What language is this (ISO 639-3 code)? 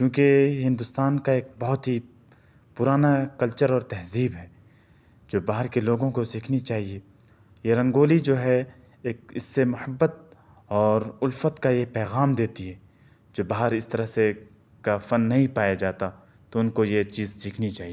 urd